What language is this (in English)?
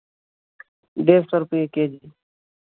Hindi